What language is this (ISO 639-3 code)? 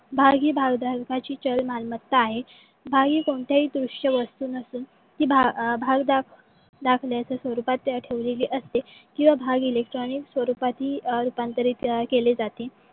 mar